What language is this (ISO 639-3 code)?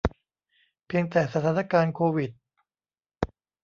tha